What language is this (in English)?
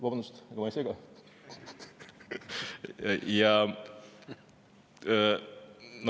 Estonian